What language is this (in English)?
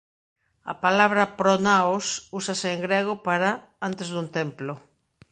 Galician